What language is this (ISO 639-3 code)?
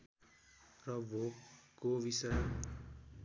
nep